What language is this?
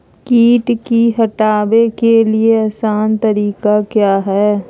Magahi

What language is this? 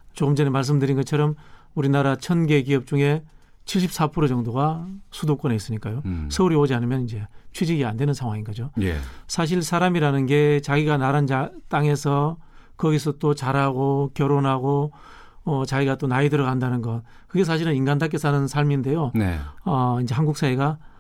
Korean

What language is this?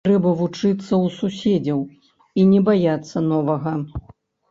Belarusian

